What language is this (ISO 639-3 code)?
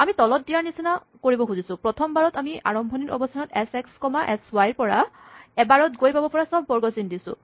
asm